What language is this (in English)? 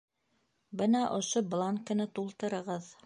Bashkir